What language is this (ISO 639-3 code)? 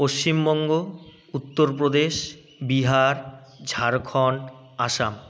ben